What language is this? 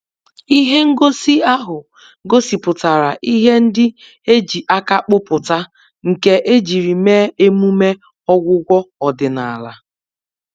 Igbo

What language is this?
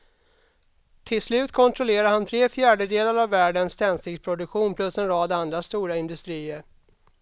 Swedish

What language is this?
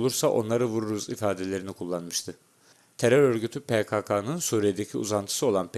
Turkish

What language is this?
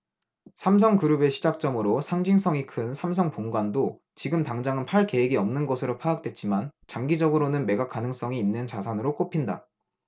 Korean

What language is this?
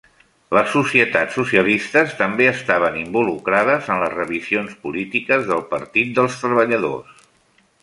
Catalan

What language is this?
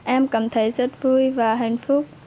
Vietnamese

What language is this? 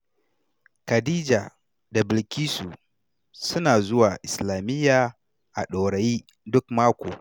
Hausa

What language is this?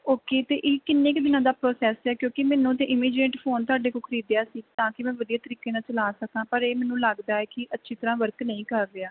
Punjabi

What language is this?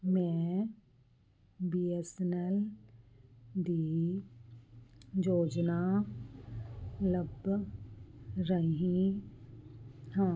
Punjabi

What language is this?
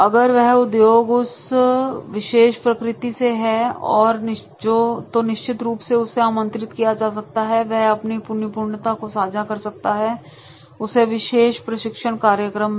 Hindi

